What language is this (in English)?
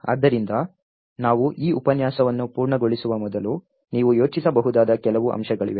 Kannada